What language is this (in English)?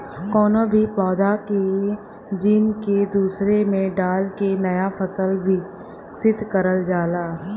Bhojpuri